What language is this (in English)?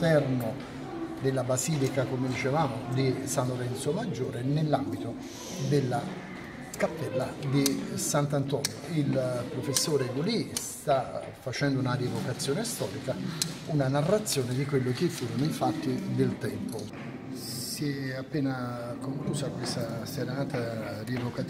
Italian